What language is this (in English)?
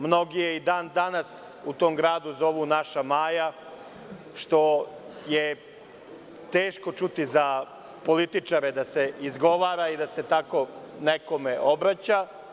Serbian